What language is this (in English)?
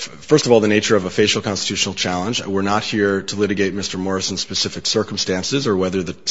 English